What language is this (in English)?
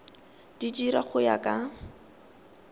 Tswana